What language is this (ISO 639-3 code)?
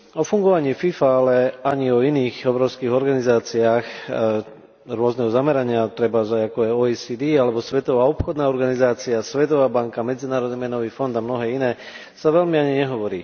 slk